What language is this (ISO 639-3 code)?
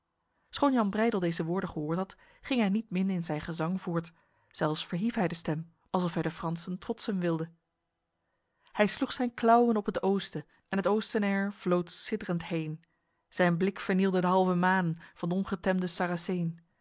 nld